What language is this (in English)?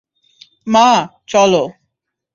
Bangla